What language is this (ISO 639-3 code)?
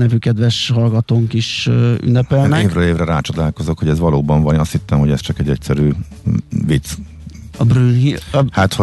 hun